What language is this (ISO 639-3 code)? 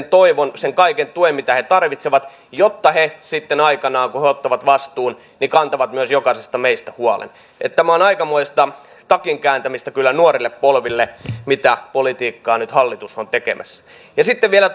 fin